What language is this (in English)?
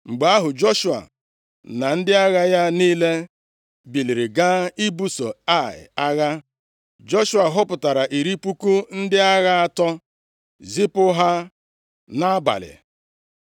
Igbo